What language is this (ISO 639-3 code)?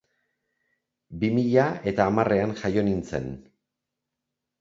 eus